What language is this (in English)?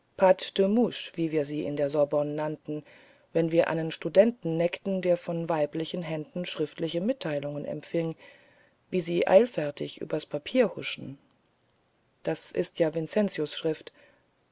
German